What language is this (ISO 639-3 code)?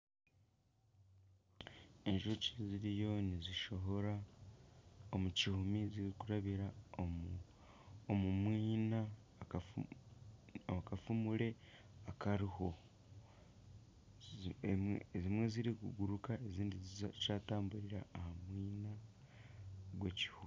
nyn